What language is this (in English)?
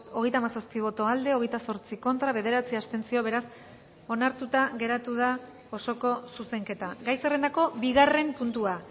Basque